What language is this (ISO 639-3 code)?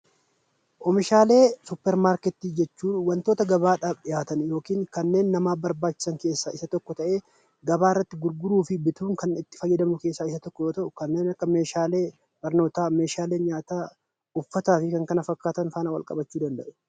orm